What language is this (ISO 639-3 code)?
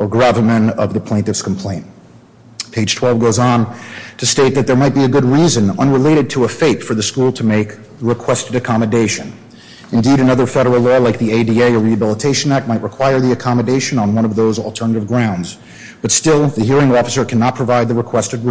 eng